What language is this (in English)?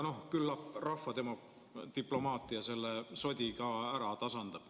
Estonian